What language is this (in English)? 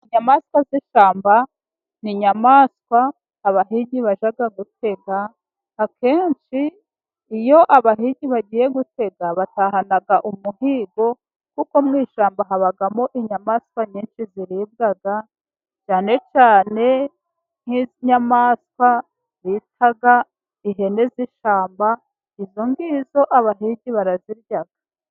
Kinyarwanda